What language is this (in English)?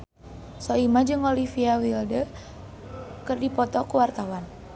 Sundanese